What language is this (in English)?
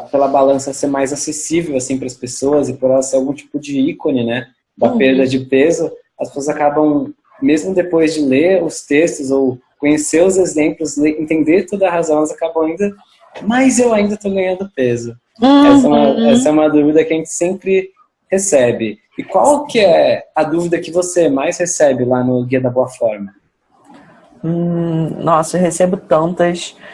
Portuguese